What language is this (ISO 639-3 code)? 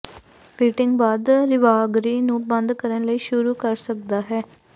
pan